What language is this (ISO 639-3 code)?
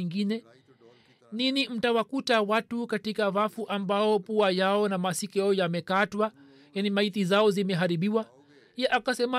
swa